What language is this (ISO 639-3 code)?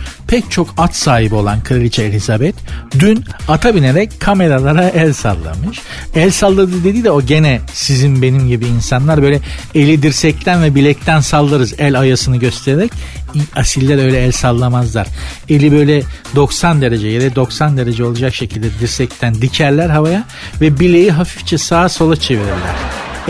tur